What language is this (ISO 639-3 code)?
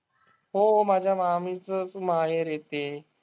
mar